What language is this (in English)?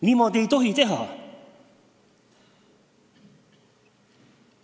Estonian